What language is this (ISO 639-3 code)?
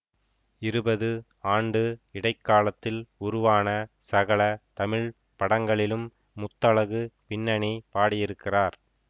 tam